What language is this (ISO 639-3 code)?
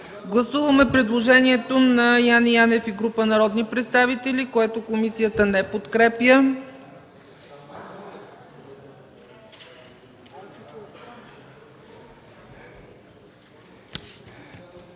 bul